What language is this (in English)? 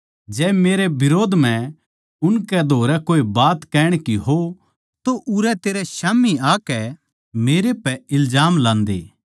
Haryanvi